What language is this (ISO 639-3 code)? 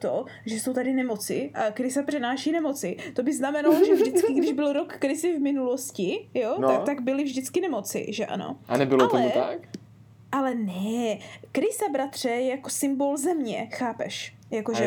ces